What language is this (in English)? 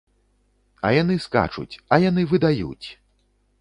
Belarusian